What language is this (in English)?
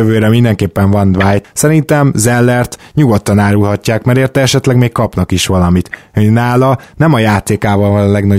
Hungarian